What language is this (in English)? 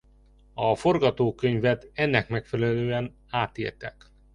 Hungarian